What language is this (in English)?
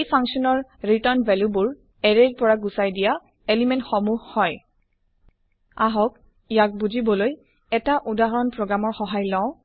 Assamese